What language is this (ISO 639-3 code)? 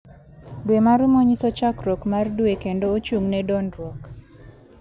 luo